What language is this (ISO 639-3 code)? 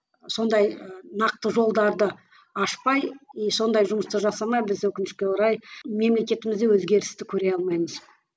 kaz